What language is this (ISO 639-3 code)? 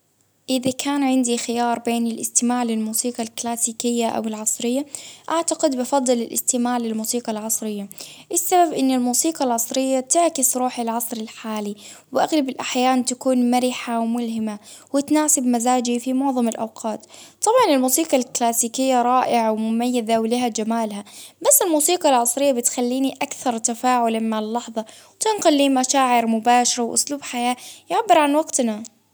abv